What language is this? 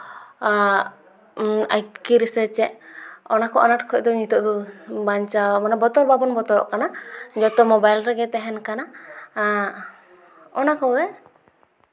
Santali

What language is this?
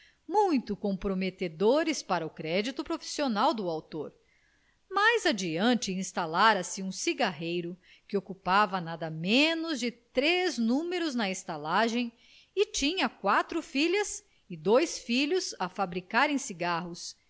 Portuguese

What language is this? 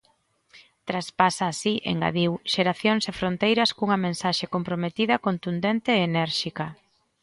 Galician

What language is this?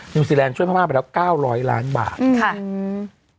Thai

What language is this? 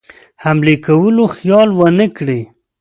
Pashto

